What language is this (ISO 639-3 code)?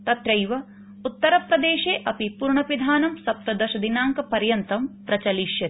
san